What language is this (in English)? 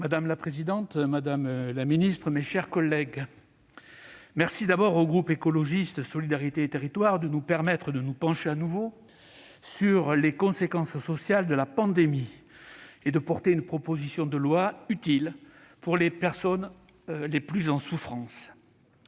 French